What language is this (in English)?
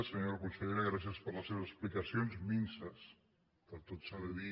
Catalan